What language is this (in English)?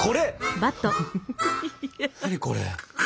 Japanese